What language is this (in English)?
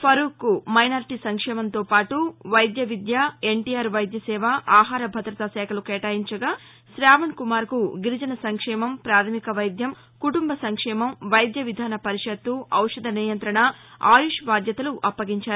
Telugu